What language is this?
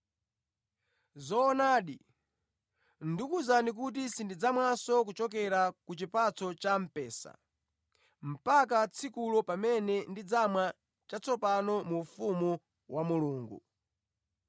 Nyanja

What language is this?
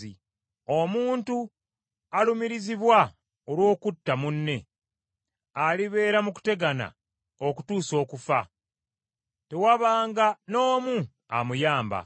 Ganda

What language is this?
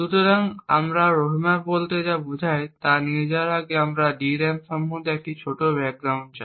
Bangla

